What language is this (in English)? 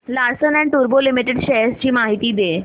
Marathi